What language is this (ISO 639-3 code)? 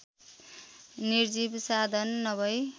nep